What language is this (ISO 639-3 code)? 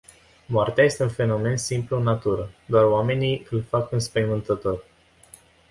ron